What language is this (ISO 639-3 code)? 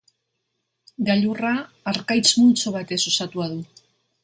eus